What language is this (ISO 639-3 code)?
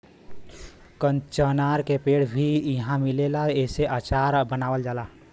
bho